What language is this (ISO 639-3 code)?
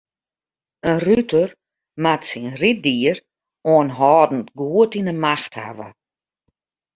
fry